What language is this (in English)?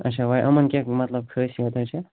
Kashmiri